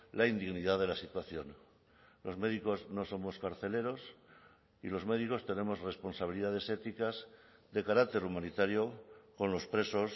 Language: Spanish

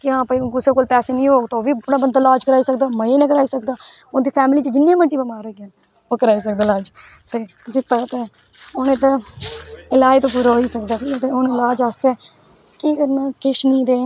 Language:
Dogri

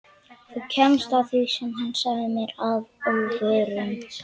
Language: Icelandic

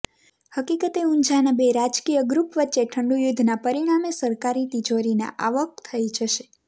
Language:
Gujarati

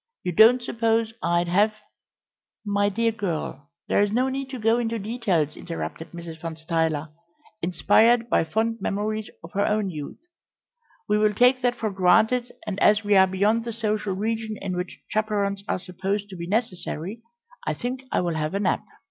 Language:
English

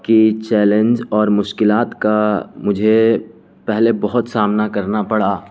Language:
Urdu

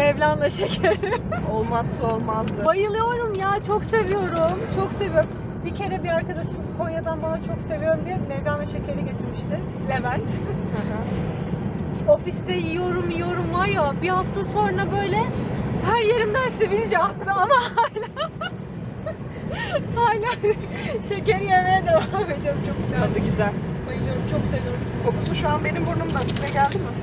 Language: Turkish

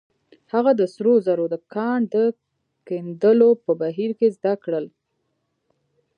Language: Pashto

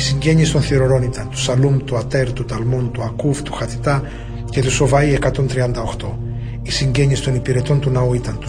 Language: Greek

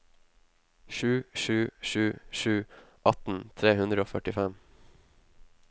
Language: Norwegian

